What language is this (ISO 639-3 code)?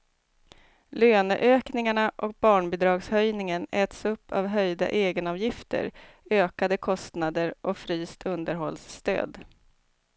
swe